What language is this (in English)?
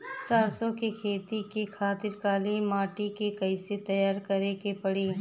Bhojpuri